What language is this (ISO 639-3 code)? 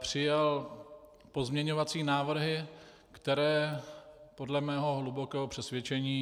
ces